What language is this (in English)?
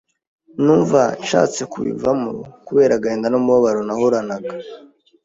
Kinyarwanda